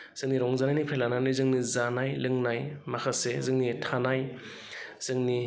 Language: Bodo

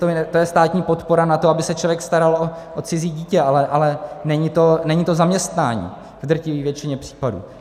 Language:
Czech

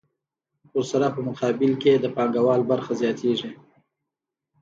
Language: Pashto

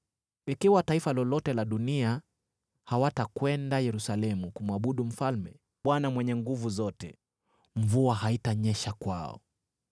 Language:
Swahili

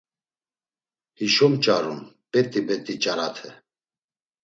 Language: Laz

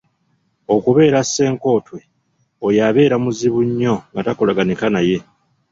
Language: Ganda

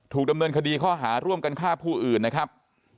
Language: Thai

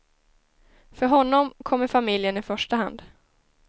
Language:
Swedish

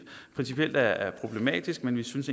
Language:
Danish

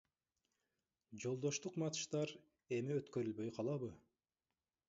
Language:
Kyrgyz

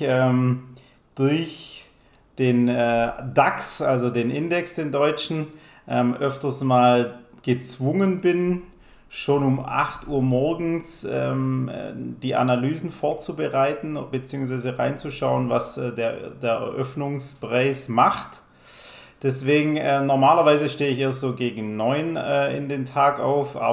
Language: German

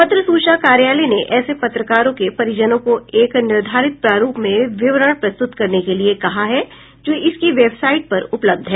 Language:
Hindi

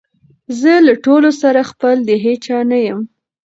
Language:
Pashto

